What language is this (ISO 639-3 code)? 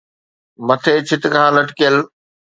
snd